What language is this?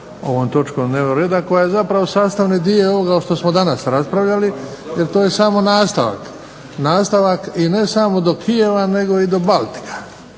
Croatian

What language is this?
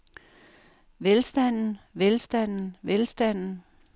Danish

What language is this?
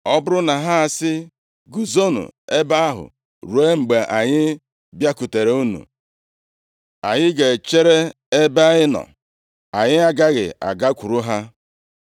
Igbo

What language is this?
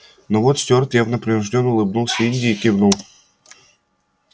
Russian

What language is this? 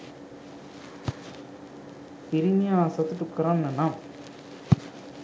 Sinhala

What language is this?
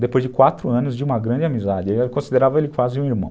Portuguese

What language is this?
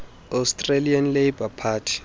Xhosa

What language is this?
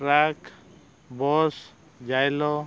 Santali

